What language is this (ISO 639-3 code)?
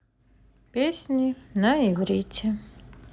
rus